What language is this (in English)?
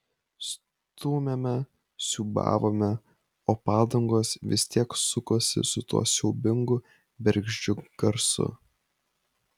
Lithuanian